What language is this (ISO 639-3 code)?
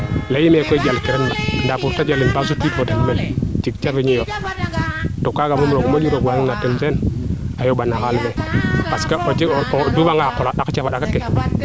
srr